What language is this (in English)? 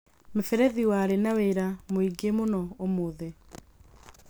Kikuyu